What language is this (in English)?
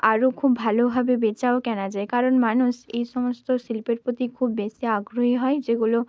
Bangla